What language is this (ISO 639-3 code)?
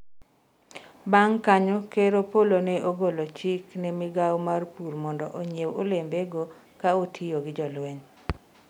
luo